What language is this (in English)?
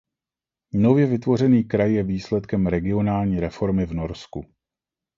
Czech